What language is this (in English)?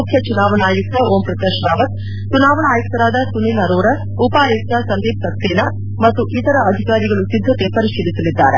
Kannada